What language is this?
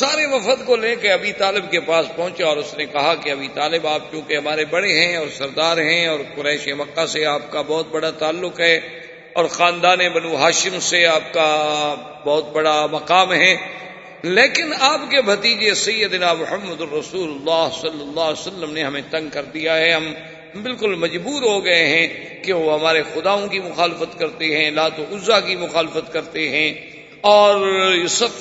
Urdu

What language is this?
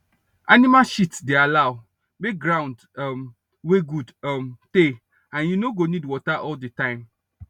Nigerian Pidgin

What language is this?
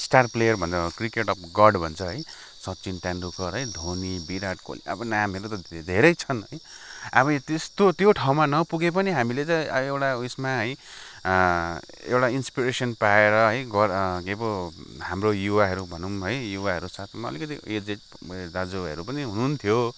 Nepali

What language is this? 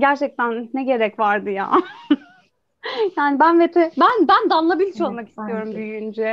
Turkish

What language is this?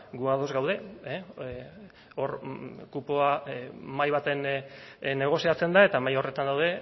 Basque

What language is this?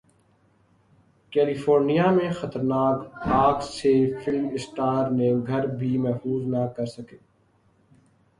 Urdu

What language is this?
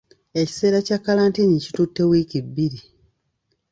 Ganda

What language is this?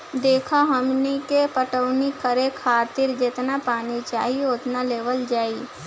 Bhojpuri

